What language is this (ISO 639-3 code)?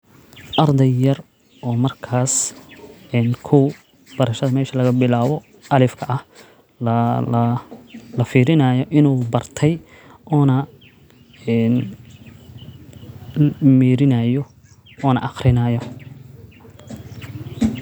som